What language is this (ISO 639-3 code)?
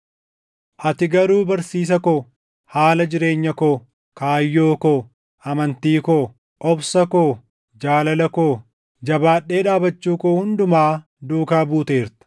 orm